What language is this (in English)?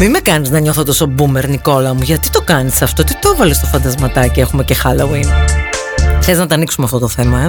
Greek